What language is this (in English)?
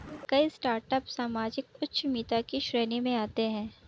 Hindi